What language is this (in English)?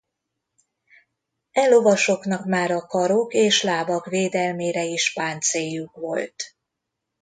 Hungarian